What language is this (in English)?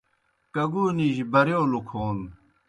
Kohistani Shina